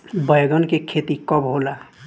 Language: Bhojpuri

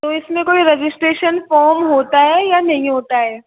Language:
Hindi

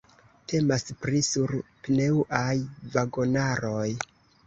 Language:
Esperanto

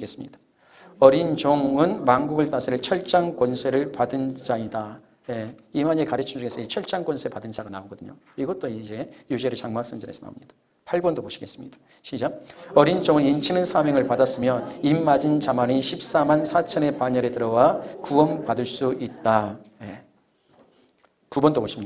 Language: Korean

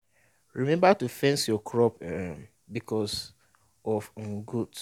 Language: Nigerian Pidgin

